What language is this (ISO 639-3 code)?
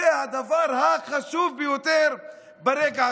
heb